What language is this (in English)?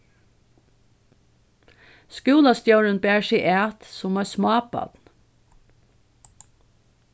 Faroese